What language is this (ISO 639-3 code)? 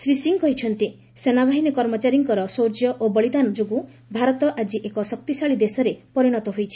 ori